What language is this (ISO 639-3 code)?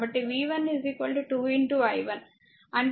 tel